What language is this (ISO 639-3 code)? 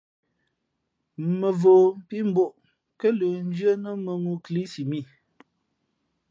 fmp